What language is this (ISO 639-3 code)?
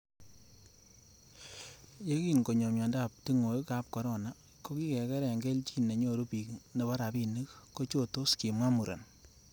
kln